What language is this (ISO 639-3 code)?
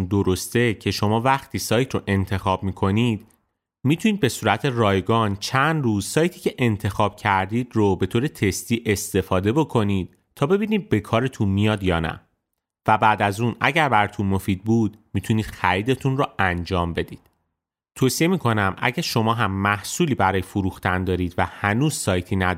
fas